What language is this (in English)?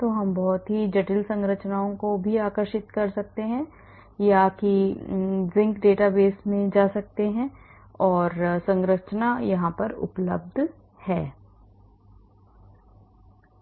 Hindi